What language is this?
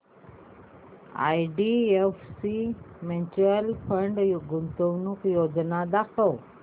Marathi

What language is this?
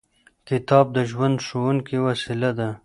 Pashto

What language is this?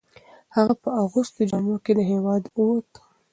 Pashto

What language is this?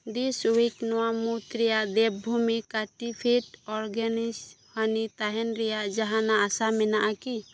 Santali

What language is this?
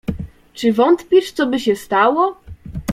Polish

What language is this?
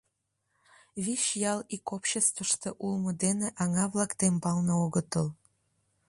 Mari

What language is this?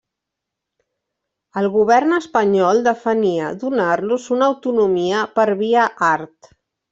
Catalan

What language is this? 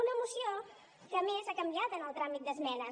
Catalan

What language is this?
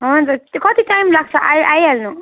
Nepali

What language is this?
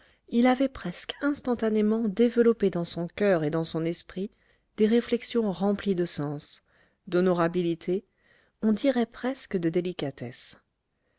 French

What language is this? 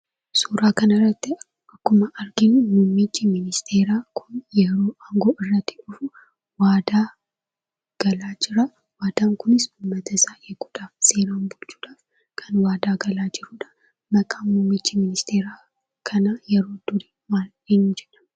Oromo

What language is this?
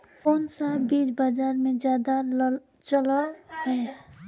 Magahi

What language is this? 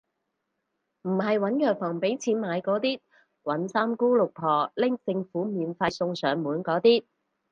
Cantonese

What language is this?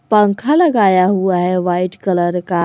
Hindi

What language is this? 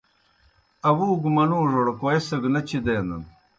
Kohistani Shina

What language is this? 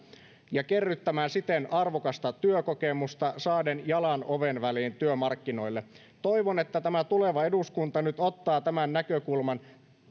Finnish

